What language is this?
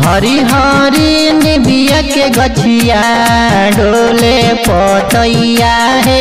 Hindi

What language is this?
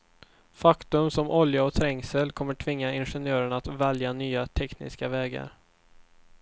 Swedish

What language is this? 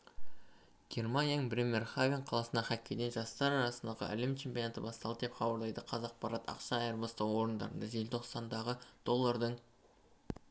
Kazakh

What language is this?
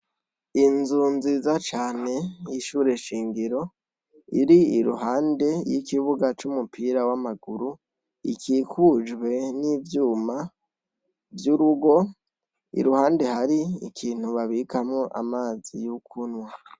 Rundi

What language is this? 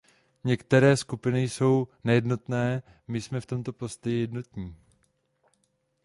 Czech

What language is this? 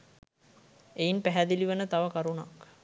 Sinhala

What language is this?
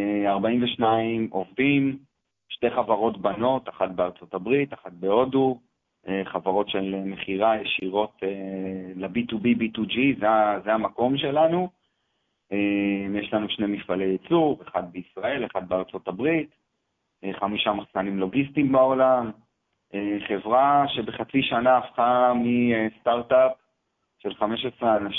Hebrew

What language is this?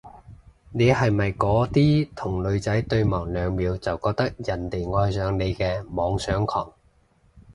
Cantonese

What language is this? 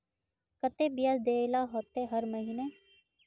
Magahi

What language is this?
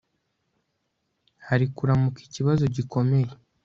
Kinyarwanda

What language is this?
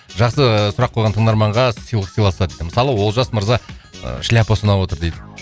Kazakh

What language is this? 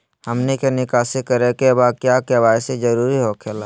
Magahi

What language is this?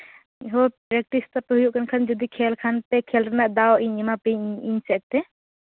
Santali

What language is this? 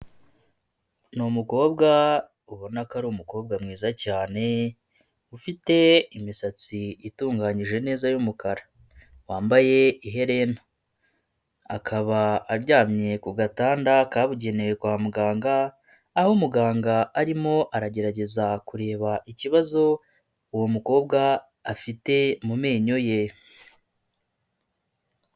Kinyarwanda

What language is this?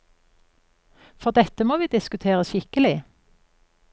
Norwegian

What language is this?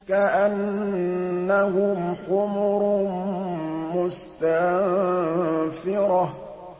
Arabic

